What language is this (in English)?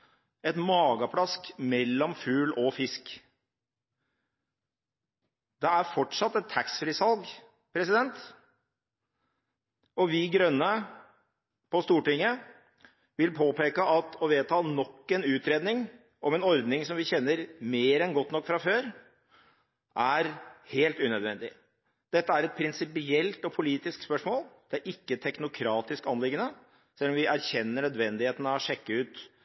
Norwegian Bokmål